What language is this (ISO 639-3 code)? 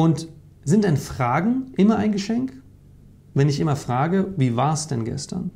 deu